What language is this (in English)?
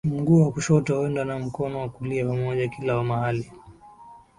Swahili